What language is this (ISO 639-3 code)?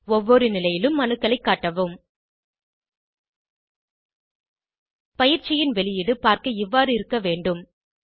tam